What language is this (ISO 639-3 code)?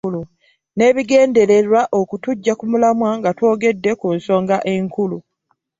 lug